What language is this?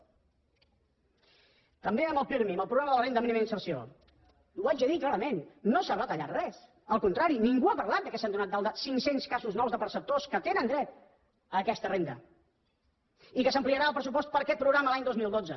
Catalan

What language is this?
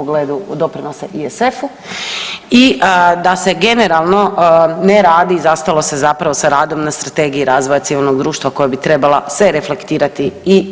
Croatian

